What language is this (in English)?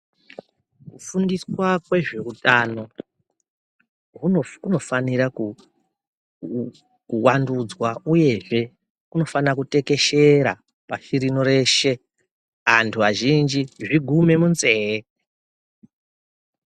Ndau